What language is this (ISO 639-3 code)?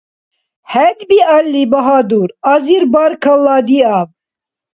dar